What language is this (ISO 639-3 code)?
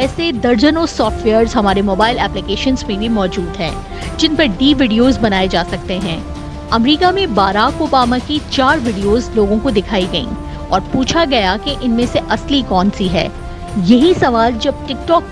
urd